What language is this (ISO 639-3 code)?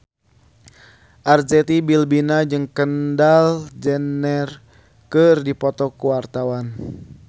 sun